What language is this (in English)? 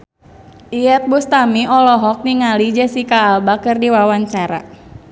Sundanese